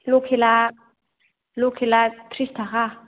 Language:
Bodo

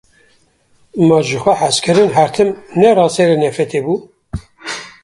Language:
Kurdish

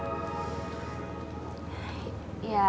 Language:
Indonesian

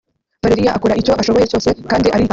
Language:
Kinyarwanda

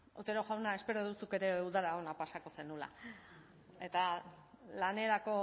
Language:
Basque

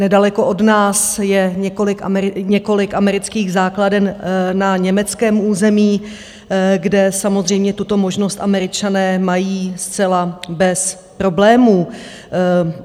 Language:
Czech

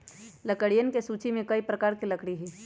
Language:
Magahi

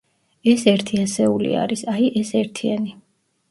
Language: Georgian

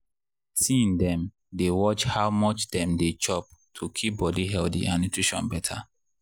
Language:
Nigerian Pidgin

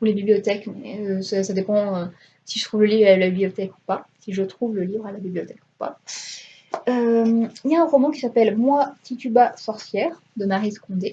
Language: French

